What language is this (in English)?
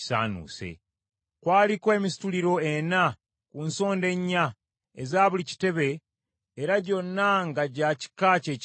Ganda